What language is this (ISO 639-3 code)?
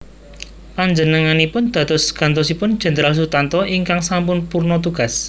jav